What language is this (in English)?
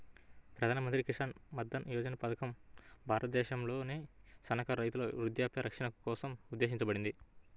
Telugu